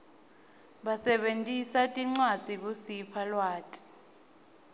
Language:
Swati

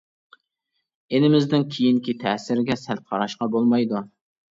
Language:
Uyghur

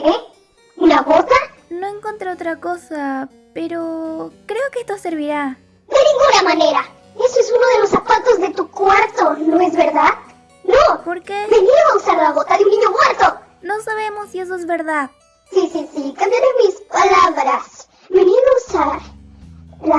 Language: Spanish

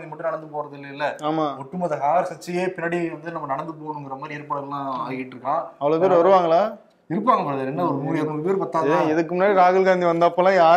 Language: Tamil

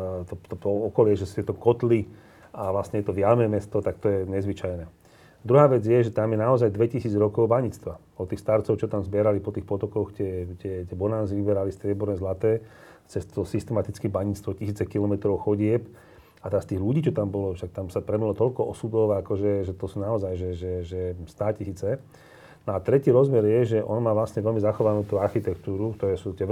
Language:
Slovak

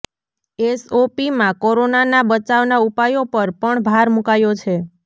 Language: Gujarati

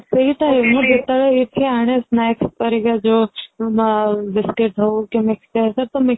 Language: Odia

